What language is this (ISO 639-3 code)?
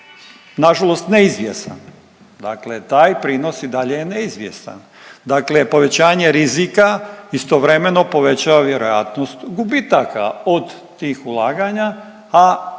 hrv